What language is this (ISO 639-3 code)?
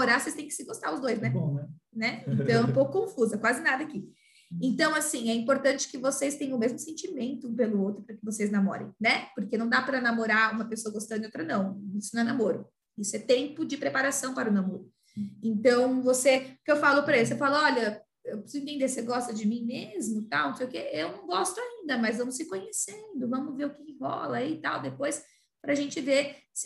por